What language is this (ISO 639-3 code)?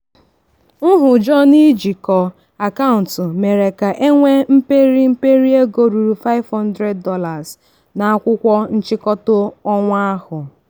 ibo